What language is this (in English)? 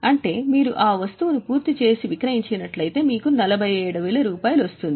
Telugu